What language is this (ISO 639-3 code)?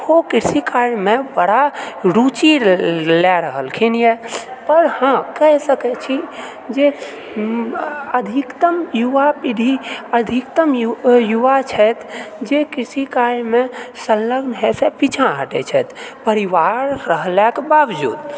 mai